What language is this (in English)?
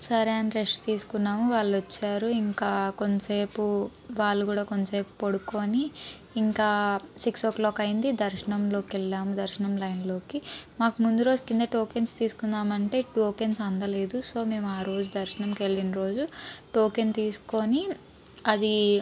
Telugu